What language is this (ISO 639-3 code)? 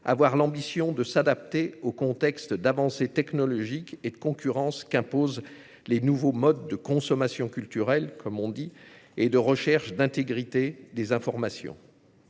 fra